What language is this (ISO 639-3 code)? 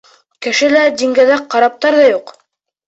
bak